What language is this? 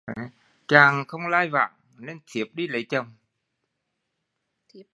Vietnamese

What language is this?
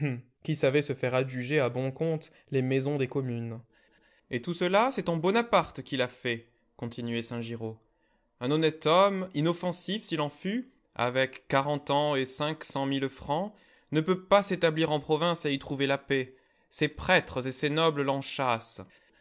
French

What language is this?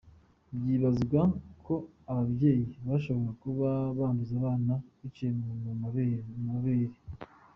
Kinyarwanda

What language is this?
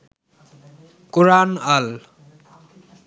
Bangla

